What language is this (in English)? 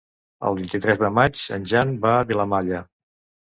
Catalan